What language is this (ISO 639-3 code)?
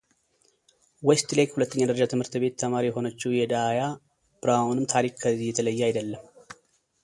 amh